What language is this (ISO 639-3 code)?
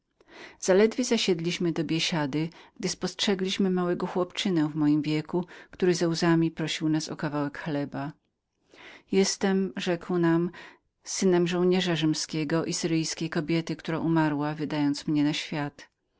pol